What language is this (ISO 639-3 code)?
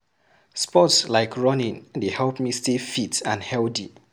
pcm